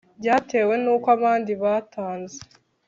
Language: Kinyarwanda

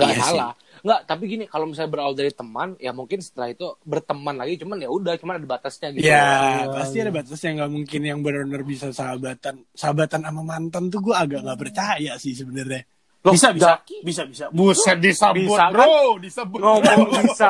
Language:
Indonesian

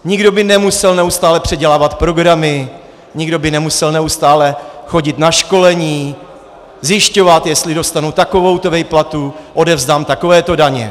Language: Czech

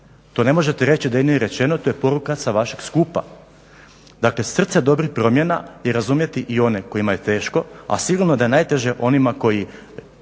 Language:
Croatian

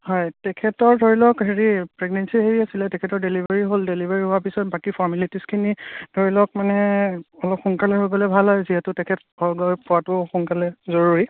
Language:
Assamese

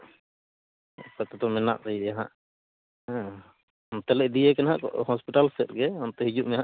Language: Santali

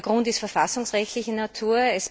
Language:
German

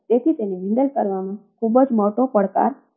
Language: Gujarati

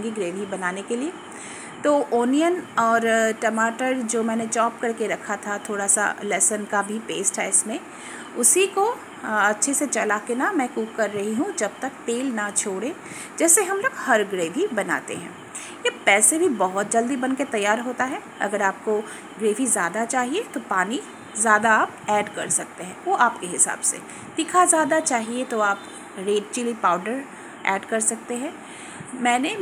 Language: Hindi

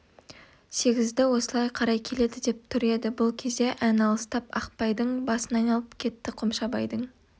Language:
Kazakh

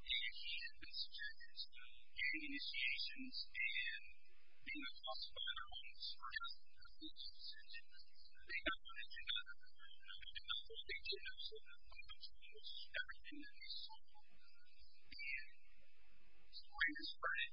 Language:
English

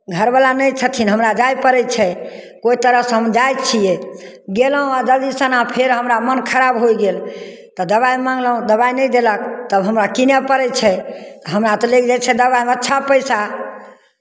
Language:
Maithili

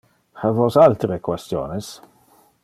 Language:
Interlingua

